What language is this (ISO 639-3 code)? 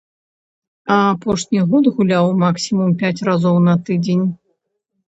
bel